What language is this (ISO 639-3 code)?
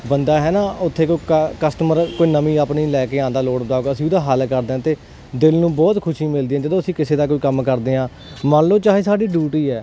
pan